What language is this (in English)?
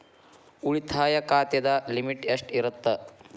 Kannada